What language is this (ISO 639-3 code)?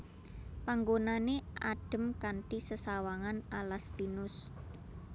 jav